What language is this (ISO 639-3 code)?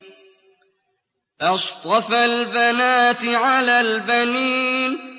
ara